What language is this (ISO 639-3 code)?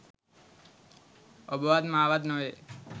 sin